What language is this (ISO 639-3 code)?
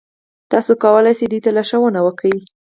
pus